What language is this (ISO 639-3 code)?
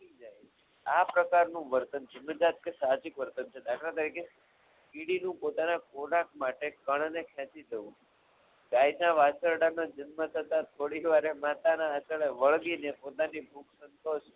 guj